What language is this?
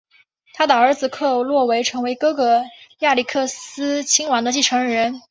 Chinese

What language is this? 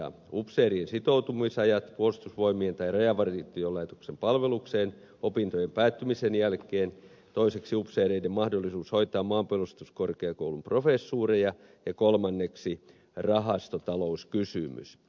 Finnish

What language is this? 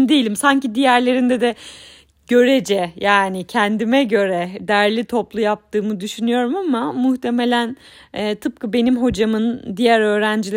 Turkish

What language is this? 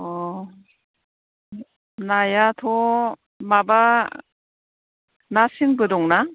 Bodo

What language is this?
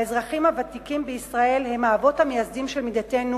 Hebrew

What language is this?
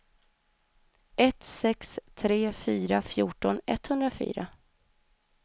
Swedish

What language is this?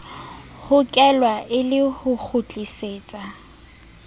Southern Sotho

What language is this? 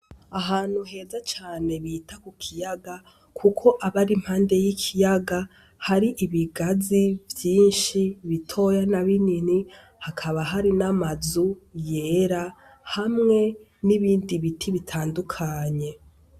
Rundi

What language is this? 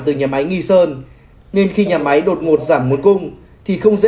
Vietnamese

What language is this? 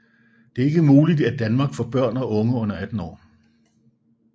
Danish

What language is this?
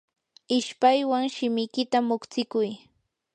Yanahuanca Pasco Quechua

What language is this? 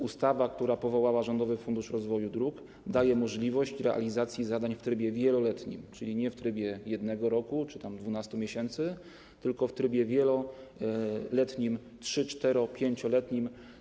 Polish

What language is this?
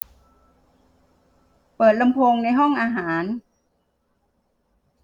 Thai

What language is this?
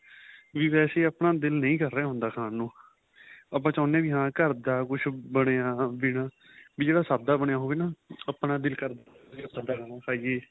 Punjabi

